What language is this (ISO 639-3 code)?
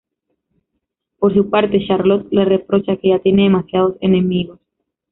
spa